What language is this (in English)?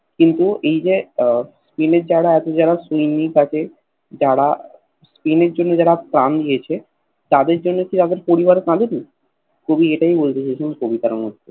Bangla